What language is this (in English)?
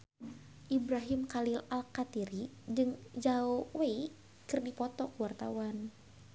Sundanese